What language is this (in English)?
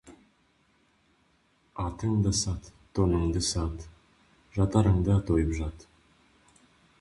Kazakh